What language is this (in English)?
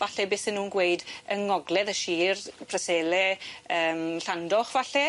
Welsh